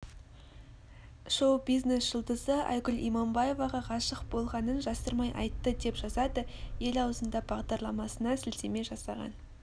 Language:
Kazakh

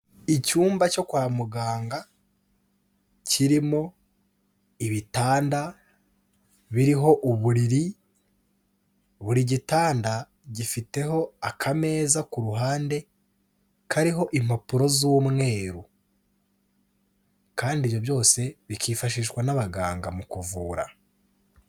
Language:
Kinyarwanda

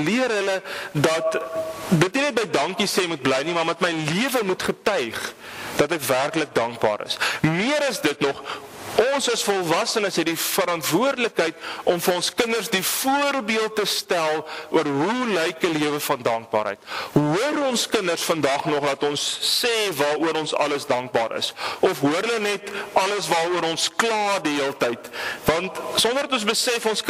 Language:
Dutch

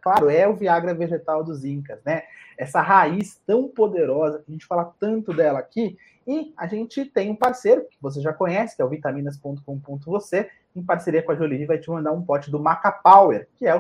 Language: Portuguese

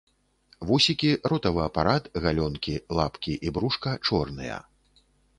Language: Belarusian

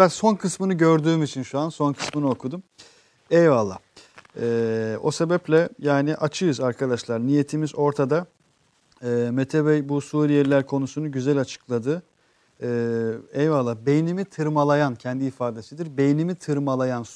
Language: Turkish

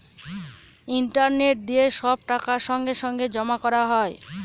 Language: Bangla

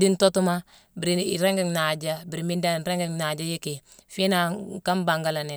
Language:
Mansoanka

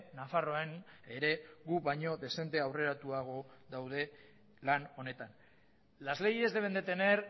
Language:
Basque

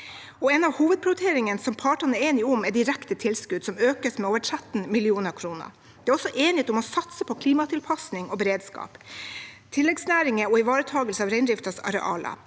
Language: Norwegian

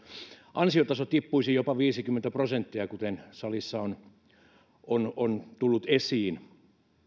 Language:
Finnish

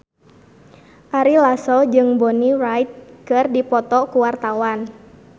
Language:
Sundanese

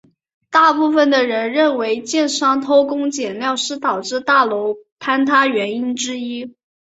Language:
Chinese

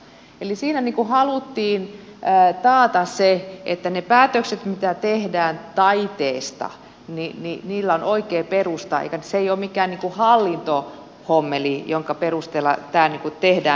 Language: Finnish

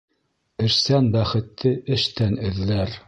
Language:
Bashkir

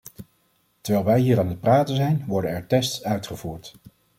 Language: Dutch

